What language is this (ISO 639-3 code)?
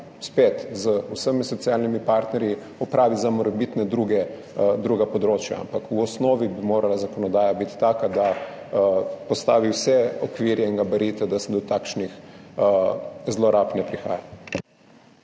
slv